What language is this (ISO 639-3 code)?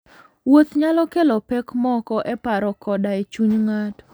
luo